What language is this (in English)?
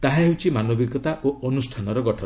Odia